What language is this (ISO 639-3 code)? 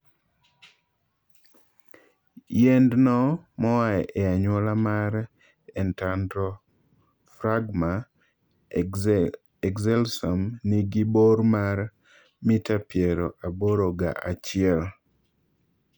luo